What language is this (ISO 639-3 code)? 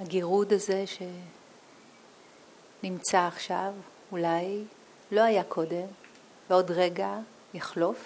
heb